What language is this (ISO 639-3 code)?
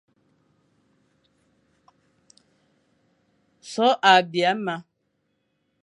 fan